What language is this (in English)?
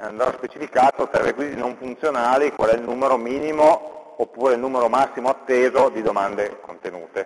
Italian